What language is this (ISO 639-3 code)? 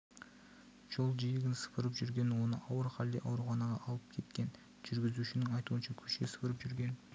kaz